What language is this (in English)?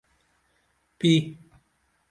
Dameli